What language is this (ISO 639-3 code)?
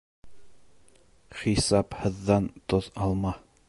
bak